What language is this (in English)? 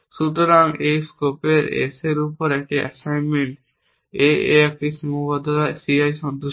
Bangla